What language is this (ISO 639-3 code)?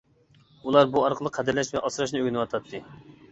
uig